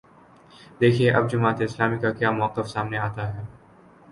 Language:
Urdu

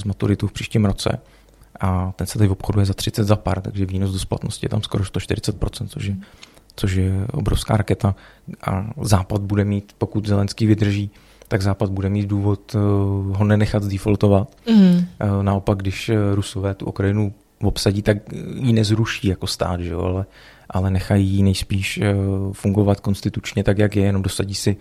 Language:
Czech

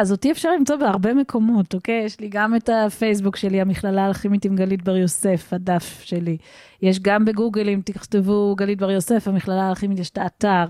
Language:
Hebrew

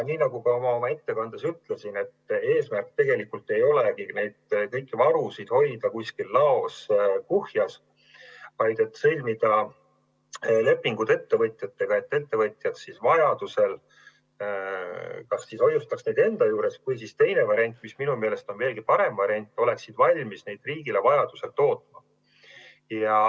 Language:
Estonian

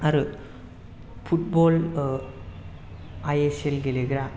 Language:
Bodo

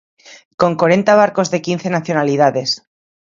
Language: Galician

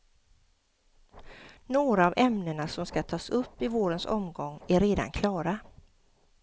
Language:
Swedish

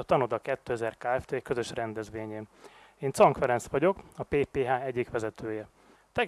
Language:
Hungarian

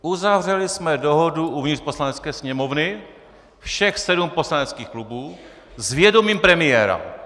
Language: Czech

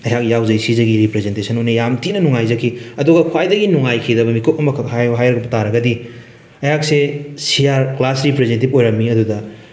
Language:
Manipuri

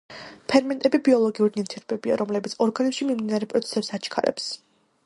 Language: Georgian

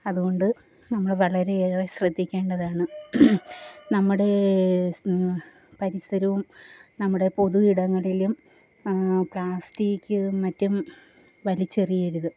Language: Malayalam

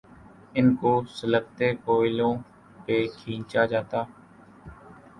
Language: Urdu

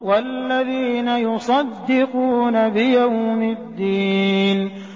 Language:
Arabic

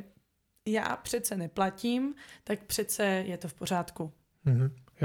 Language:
Czech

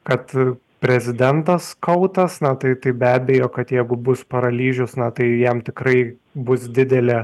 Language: Lithuanian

